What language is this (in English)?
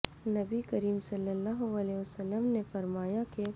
Urdu